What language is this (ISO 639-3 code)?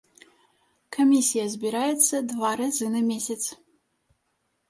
bel